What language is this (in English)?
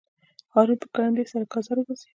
Pashto